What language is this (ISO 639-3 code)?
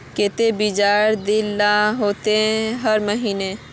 mag